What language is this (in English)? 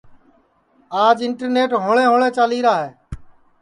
Sansi